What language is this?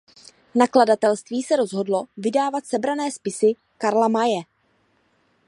Czech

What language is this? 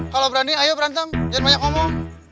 Indonesian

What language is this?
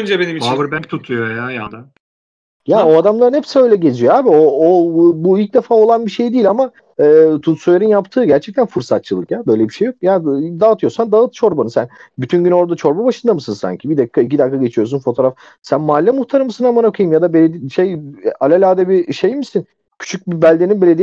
Turkish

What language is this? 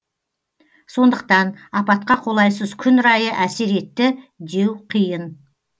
Kazakh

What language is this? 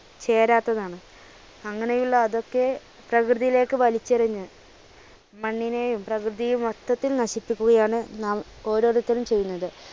Malayalam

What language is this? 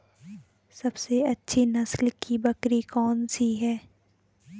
Hindi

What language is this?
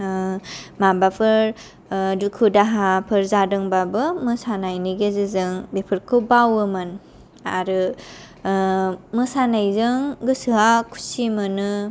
Bodo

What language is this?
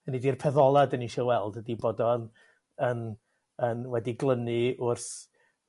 Welsh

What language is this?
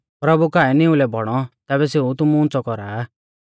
Mahasu Pahari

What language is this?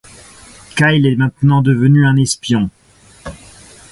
French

